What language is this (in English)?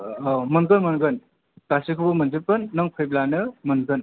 Bodo